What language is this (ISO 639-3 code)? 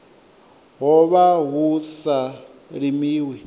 ven